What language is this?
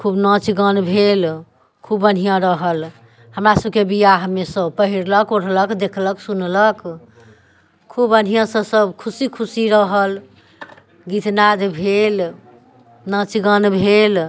Maithili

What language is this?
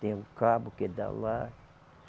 Portuguese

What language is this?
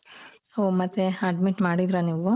Kannada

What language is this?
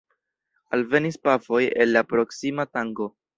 Esperanto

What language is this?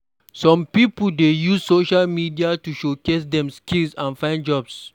Nigerian Pidgin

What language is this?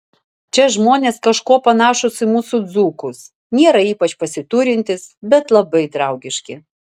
Lithuanian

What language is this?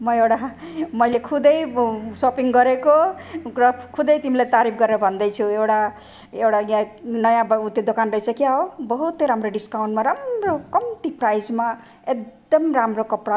Nepali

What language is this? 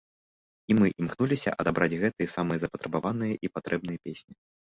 Belarusian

